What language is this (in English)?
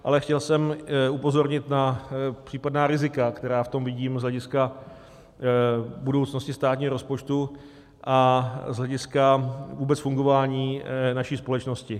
Czech